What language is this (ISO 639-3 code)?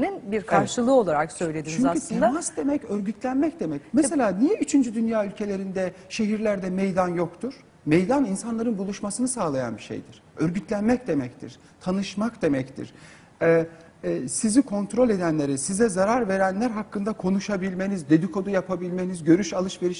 tur